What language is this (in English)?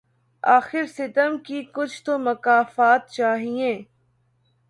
Urdu